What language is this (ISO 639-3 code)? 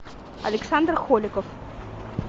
rus